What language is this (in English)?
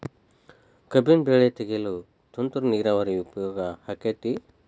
Kannada